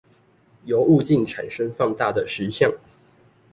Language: Chinese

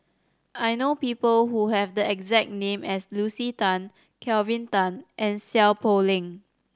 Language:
English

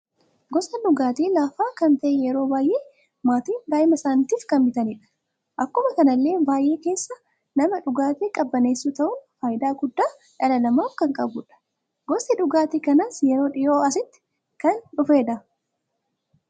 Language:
Oromo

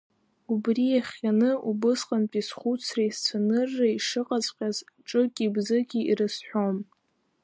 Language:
Abkhazian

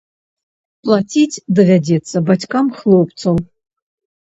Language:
Belarusian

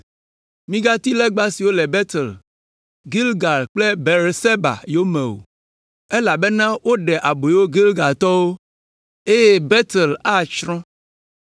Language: Ewe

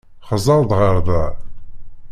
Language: Kabyle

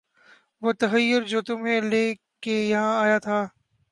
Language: Urdu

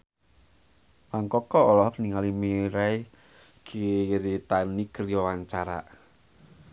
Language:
Sundanese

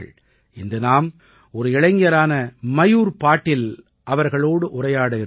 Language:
Tamil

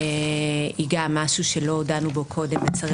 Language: Hebrew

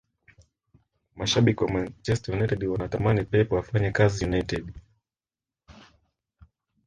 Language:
Swahili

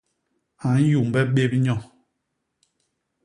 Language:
Basaa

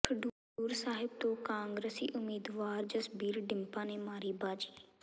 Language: Punjabi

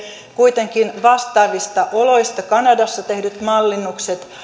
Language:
Finnish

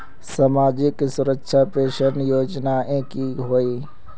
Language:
Magahi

